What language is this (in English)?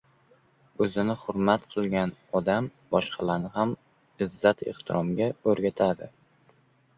Uzbek